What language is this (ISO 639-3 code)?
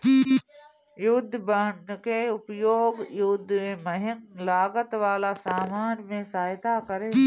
bho